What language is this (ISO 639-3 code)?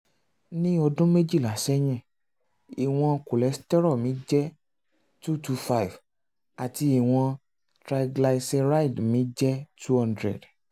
yor